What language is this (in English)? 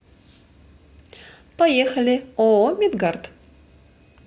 Russian